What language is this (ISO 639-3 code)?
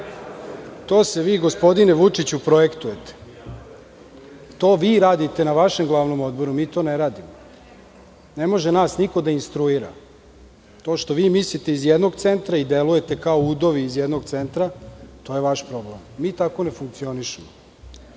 srp